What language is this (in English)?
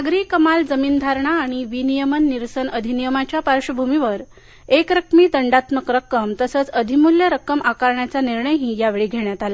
Marathi